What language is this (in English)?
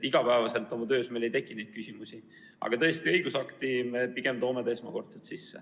Estonian